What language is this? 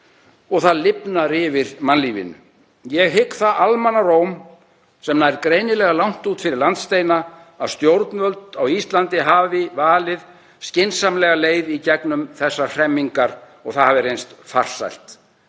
Icelandic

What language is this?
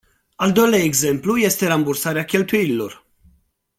Romanian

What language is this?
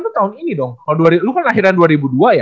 Indonesian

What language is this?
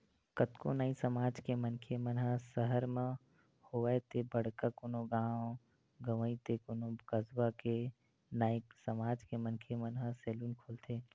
Chhattisgarhi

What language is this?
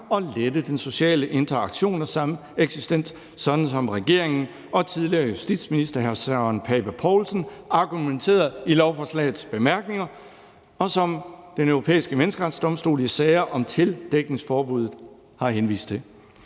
Danish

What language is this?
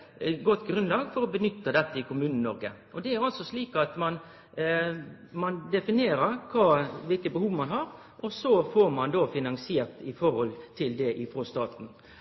Norwegian Nynorsk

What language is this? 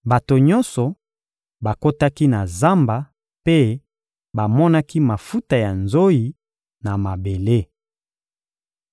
Lingala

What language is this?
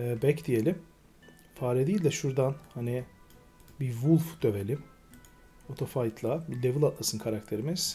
Turkish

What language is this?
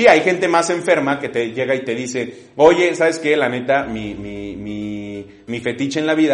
Spanish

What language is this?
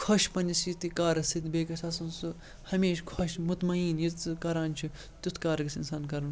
Kashmiri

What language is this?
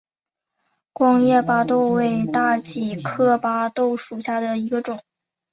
Chinese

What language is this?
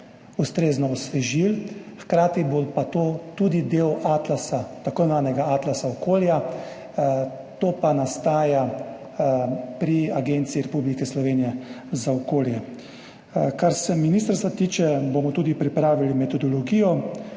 Slovenian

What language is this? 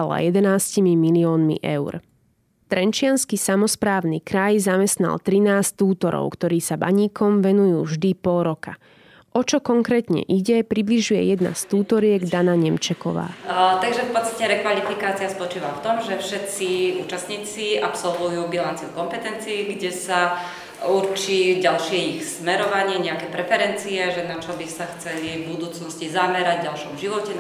Slovak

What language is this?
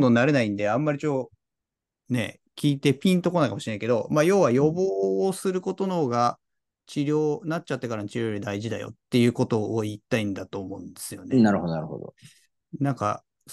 Japanese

